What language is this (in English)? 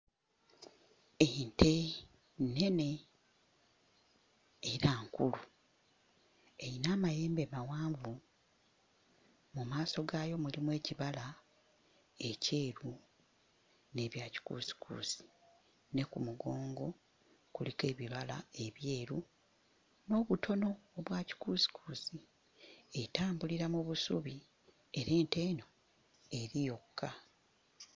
Ganda